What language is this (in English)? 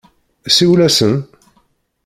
Kabyle